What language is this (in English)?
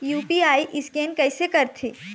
Chhattisgarhi